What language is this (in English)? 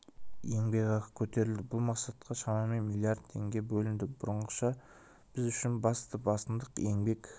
Kazakh